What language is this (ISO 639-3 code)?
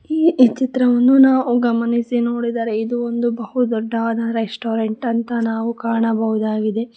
kan